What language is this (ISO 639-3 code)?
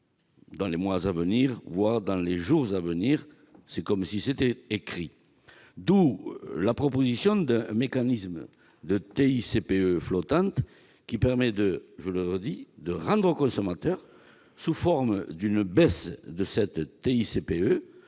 fra